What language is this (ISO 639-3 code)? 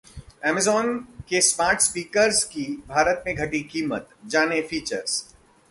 hin